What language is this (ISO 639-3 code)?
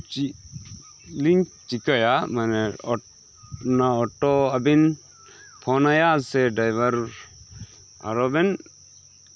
sat